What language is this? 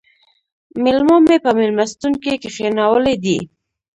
Pashto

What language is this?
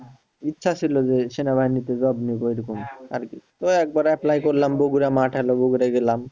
Bangla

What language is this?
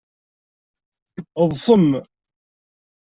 Kabyle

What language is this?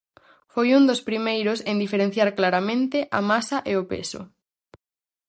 Galician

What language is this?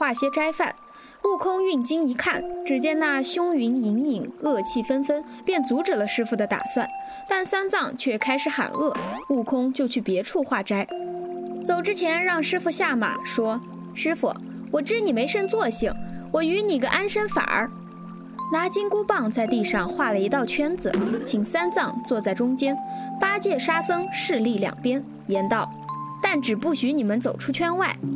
Chinese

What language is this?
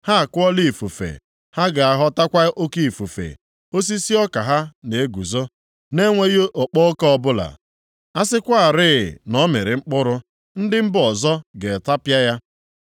Igbo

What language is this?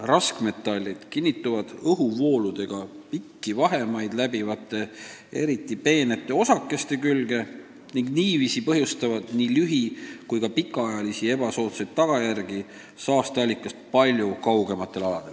Estonian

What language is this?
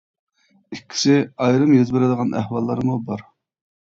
Uyghur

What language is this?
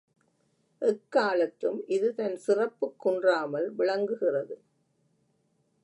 Tamil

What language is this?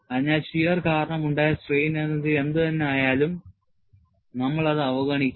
Malayalam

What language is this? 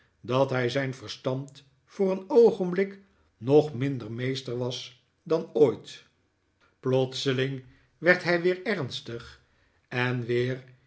Dutch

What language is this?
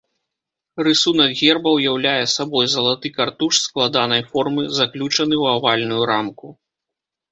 Belarusian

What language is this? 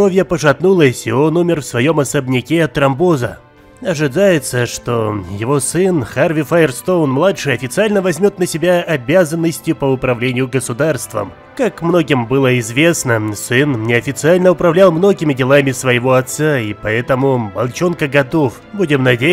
Russian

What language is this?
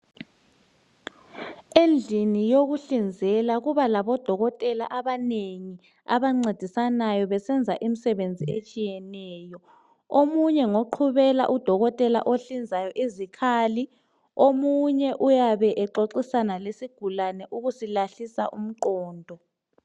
North Ndebele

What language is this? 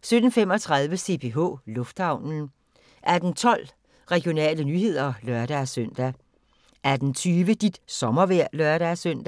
Danish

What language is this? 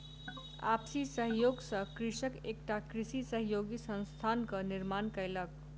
Maithili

